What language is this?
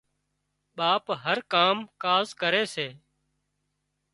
Wadiyara Koli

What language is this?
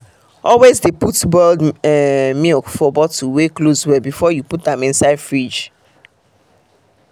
Nigerian Pidgin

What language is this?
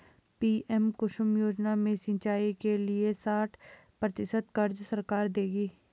Hindi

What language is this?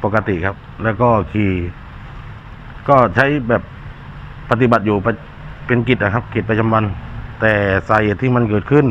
Thai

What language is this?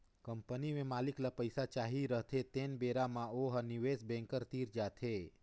Chhattisgarhi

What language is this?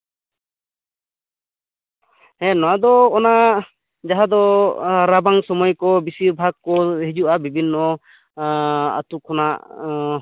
Santali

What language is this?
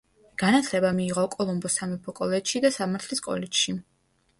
Georgian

